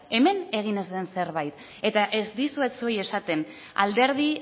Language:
Basque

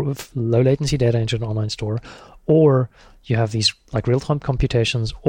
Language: English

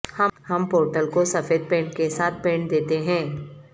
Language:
Urdu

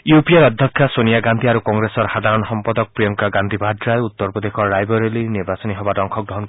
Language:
Assamese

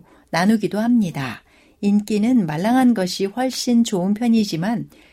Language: Korean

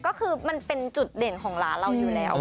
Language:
Thai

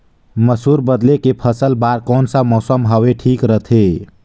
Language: Chhattisgarhi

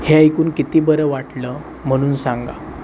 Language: Marathi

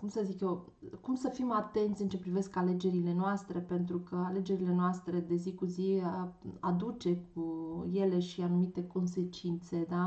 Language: Romanian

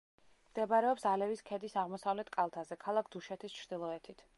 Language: Georgian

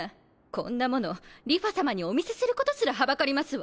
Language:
Japanese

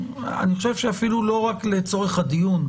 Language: Hebrew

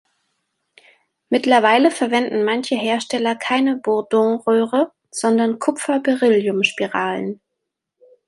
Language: German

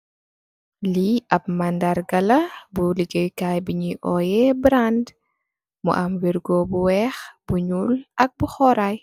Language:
Wolof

